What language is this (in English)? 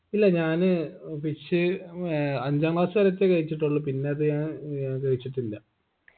Malayalam